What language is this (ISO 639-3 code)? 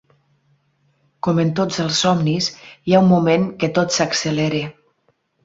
cat